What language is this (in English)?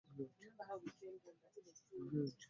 Ganda